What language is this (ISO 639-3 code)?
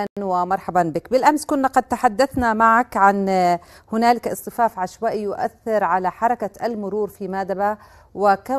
ara